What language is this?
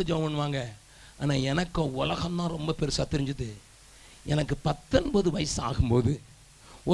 Tamil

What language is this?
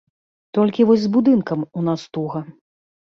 Belarusian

